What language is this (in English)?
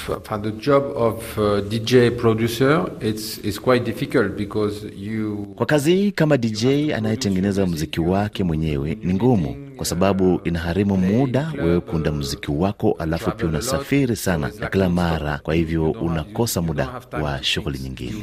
Swahili